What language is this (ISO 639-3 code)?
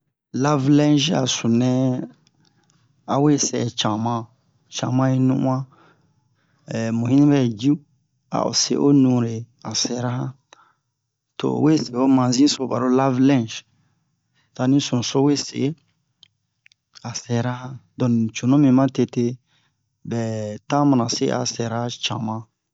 bmq